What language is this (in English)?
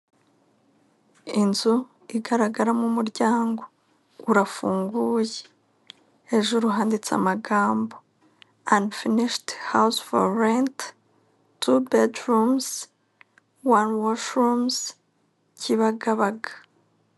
Kinyarwanda